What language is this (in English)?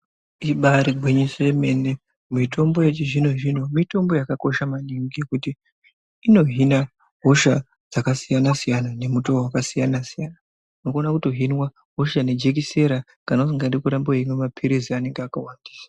Ndau